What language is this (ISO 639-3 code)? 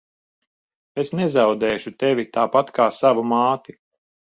lav